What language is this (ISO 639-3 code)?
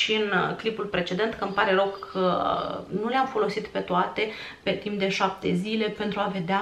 ron